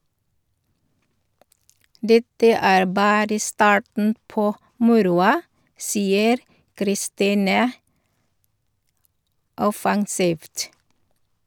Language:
Norwegian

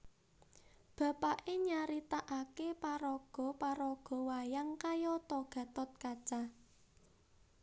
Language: Javanese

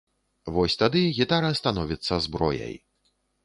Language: Belarusian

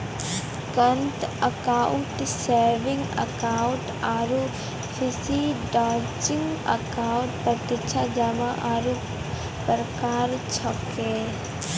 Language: Maithili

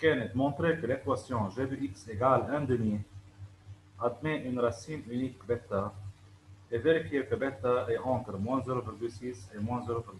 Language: Arabic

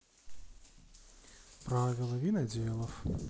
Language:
Russian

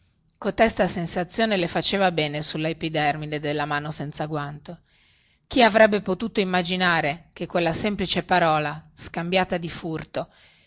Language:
Italian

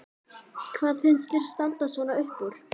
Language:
Icelandic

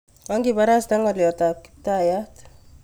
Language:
Kalenjin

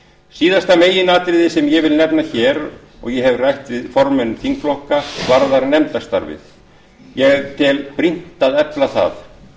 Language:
Icelandic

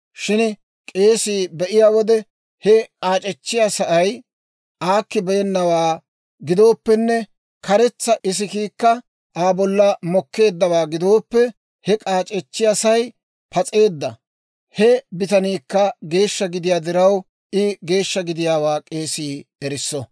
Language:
Dawro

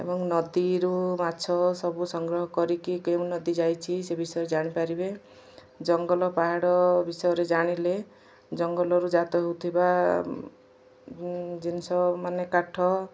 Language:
Odia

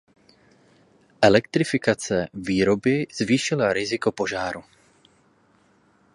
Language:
Czech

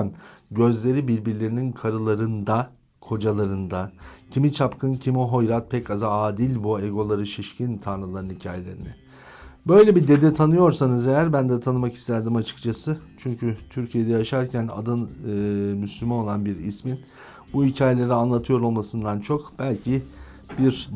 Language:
Turkish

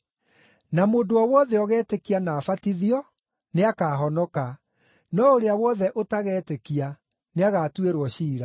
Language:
Kikuyu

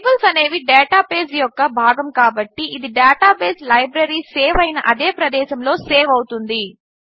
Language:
Telugu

